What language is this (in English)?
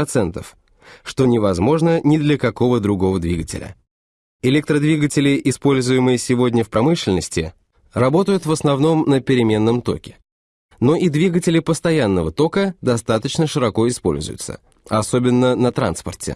Russian